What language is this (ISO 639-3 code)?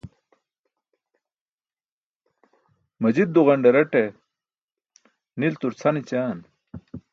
bsk